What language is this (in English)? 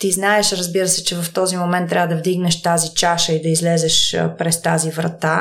Bulgarian